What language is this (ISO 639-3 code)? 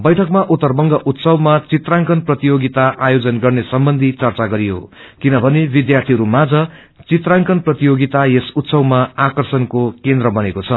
nep